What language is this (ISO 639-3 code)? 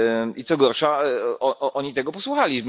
pol